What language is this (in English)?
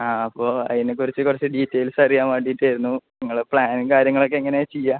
Malayalam